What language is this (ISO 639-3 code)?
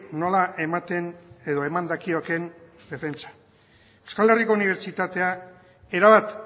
eus